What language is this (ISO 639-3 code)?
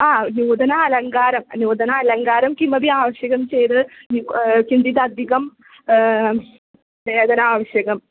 san